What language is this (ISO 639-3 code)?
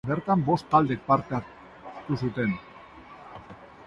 eus